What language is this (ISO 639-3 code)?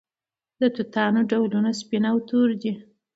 pus